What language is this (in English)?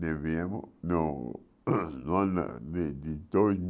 Portuguese